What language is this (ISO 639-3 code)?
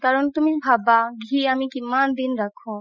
asm